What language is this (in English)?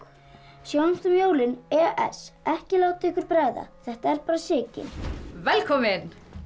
Icelandic